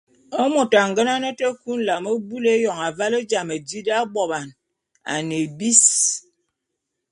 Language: Bulu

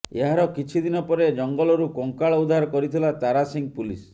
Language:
Odia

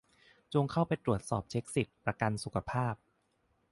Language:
Thai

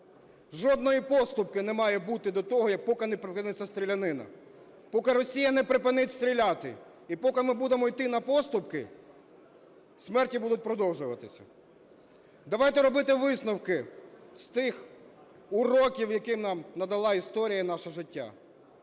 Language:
Ukrainian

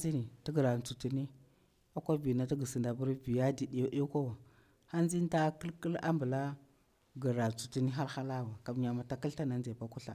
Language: Bura-Pabir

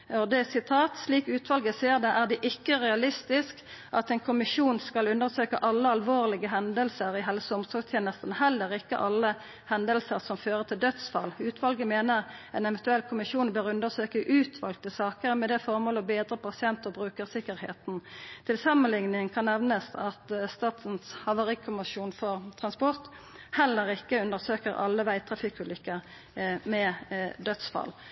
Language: Norwegian Nynorsk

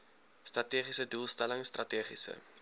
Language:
Afrikaans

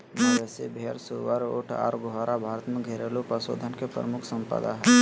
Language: Magahi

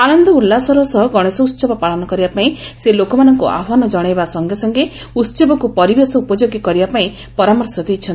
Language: Odia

